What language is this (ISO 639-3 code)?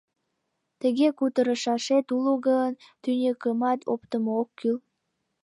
chm